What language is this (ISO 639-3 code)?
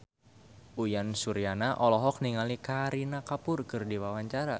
sun